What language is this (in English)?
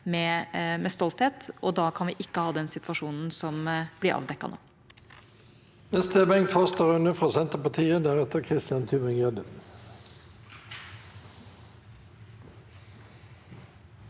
Norwegian